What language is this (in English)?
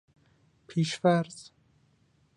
Persian